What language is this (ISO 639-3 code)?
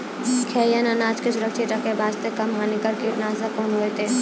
mai